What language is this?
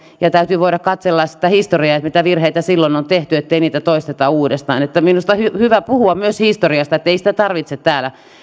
Finnish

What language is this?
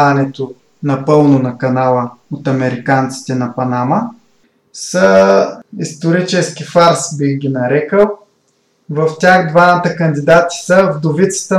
Bulgarian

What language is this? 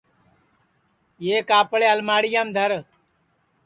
Sansi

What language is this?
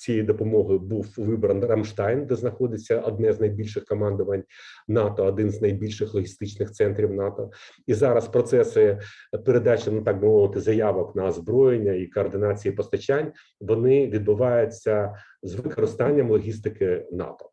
Ukrainian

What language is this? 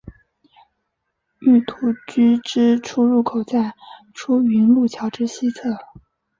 Chinese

